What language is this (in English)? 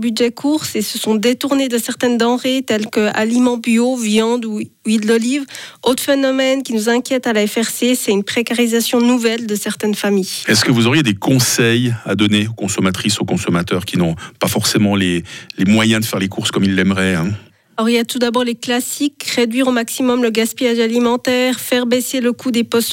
French